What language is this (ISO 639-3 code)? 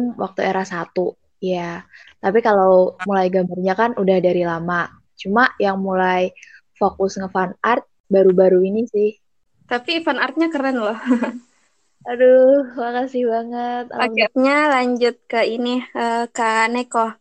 ind